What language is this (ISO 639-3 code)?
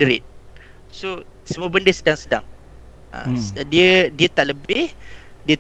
msa